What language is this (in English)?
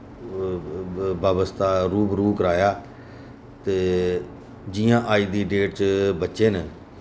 Dogri